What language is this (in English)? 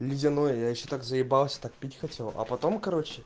Russian